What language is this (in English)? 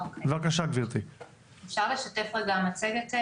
Hebrew